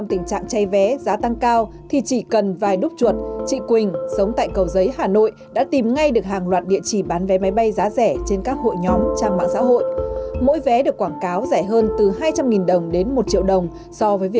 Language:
Vietnamese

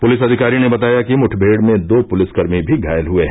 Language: Hindi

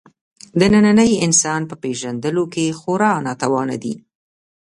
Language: Pashto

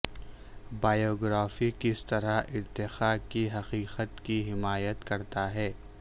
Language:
Urdu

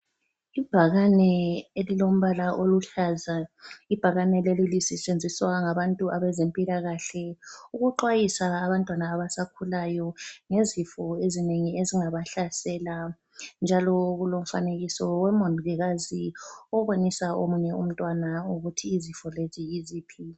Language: North Ndebele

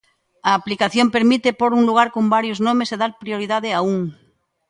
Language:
Galician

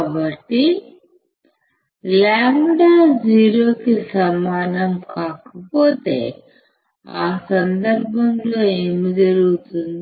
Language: Telugu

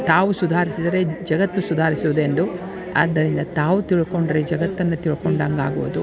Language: Kannada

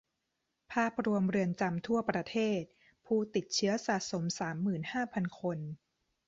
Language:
Thai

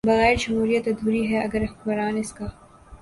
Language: Urdu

